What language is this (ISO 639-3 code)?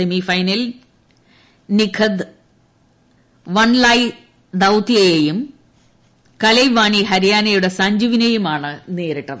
mal